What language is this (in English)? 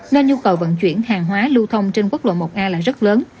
Vietnamese